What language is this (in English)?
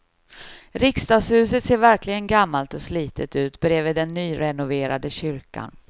Swedish